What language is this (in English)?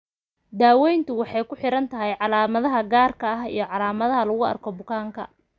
Somali